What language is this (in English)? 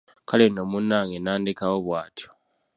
Ganda